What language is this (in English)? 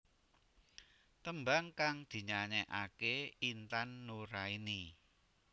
Javanese